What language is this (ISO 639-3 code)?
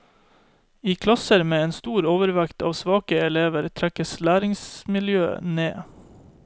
nor